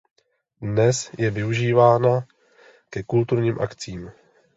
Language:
Czech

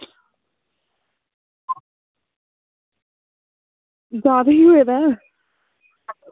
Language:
Dogri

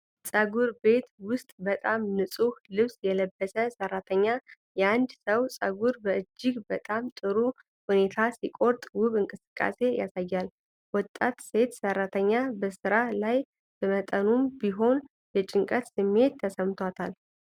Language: Amharic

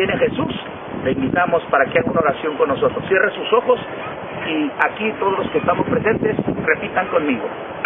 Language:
Spanish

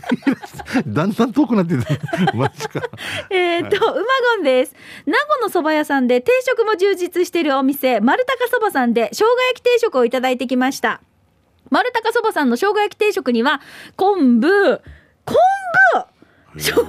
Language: Japanese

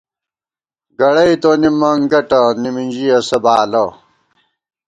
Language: Gawar-Bati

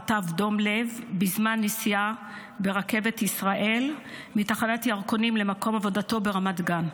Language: Hebrew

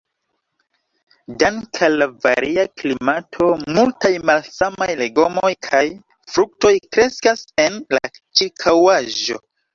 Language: Esperanto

